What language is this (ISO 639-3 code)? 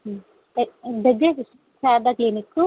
tel